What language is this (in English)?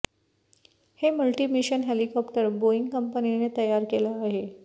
Marathi